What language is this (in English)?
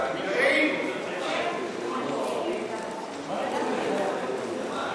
Hebrew